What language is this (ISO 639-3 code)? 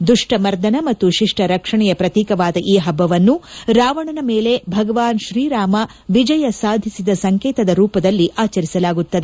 kan